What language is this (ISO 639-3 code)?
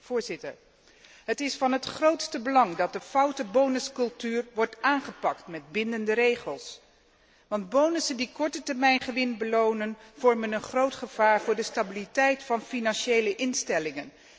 nld